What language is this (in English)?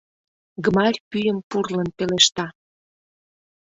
Mari